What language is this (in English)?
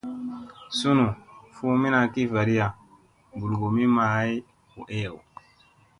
Musey